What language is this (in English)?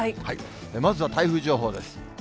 Japanese